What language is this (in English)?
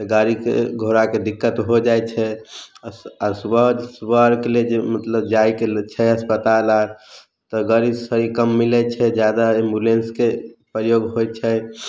Maithili